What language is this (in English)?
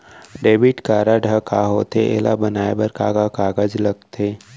Chhattisgarhi